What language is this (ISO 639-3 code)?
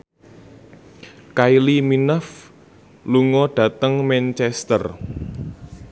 jav